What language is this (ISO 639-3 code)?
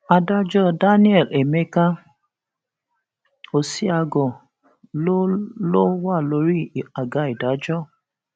yor